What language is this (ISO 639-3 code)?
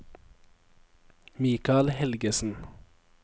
nor